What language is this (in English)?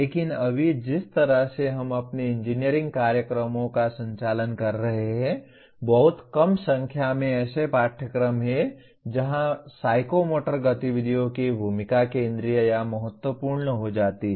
Hindi